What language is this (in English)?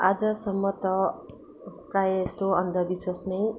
Nepali